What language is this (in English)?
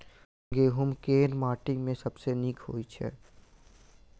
Maithili